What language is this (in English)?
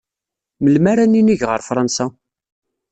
Kabyle